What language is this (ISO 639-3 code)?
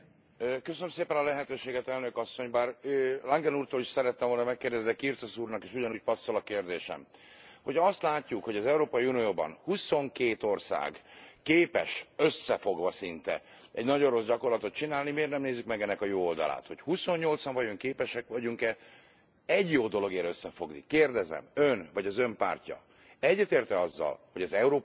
hun